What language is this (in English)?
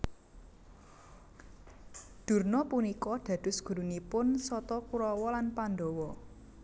Javanese